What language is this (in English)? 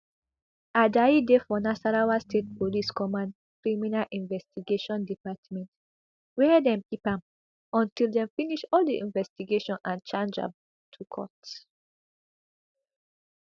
Nigerian Pidgin